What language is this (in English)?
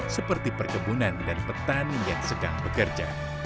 Indonesian